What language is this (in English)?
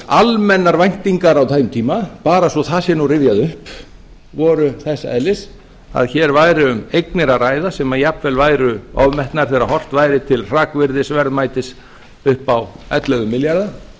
Icelandic